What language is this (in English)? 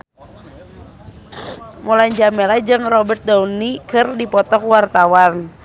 Sundanese